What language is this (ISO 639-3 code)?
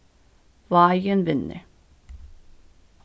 fao